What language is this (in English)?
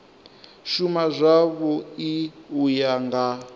Venda